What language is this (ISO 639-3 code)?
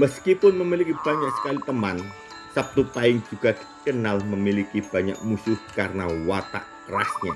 ind